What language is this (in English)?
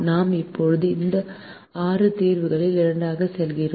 Tamil